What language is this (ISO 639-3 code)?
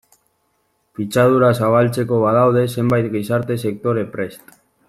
eus